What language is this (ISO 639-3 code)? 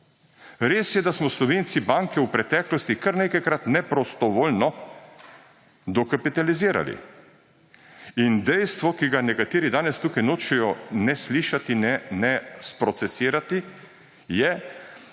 slv